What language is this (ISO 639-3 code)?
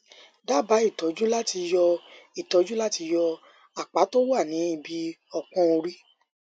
yor